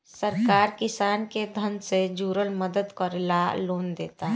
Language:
Bhojpuri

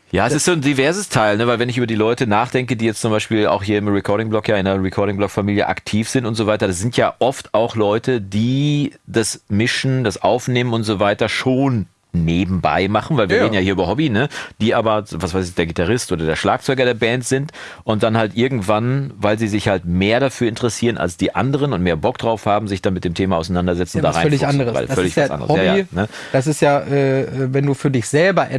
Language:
German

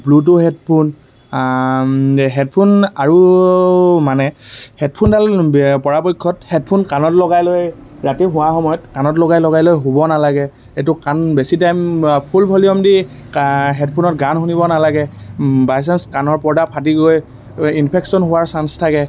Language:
Assamese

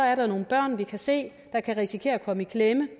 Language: Danish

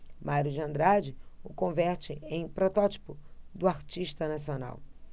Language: Portuguese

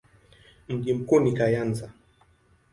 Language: Swahili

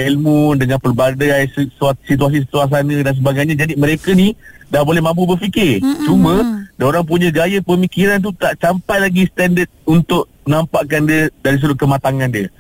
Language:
Malay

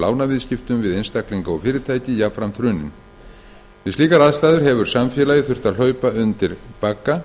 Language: Icelandic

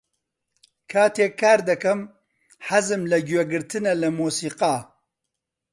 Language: Central Kurdish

